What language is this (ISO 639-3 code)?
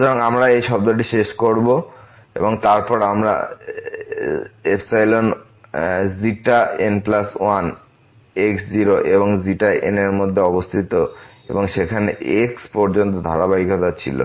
ben